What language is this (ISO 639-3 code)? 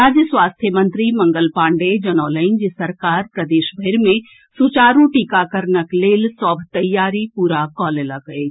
mai